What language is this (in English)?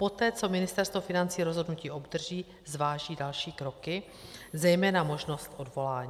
Czech